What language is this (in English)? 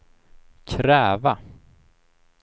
Swedish